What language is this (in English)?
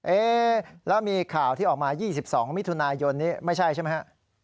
Thai